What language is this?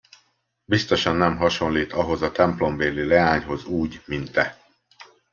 Hungarian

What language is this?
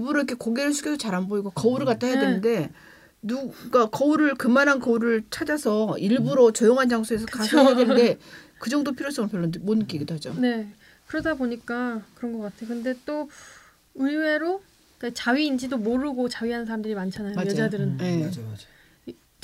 Korean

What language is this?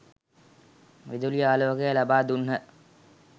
Sinhala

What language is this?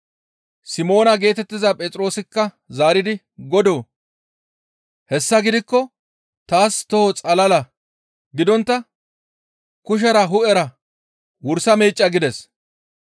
Gamo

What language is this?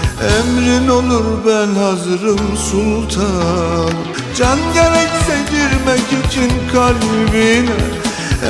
Turkish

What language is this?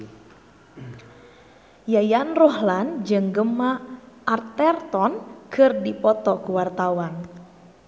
Sundanese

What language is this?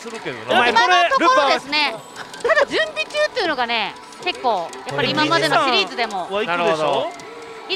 Japanese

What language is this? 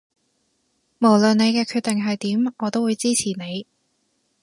Cantonese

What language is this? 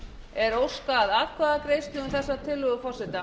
Icelandic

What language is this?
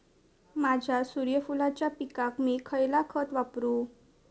Marathi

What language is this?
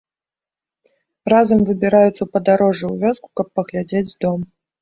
Belarusian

